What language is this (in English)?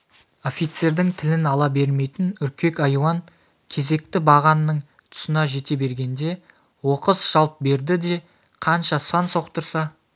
Kazakh